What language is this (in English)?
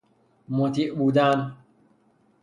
Persian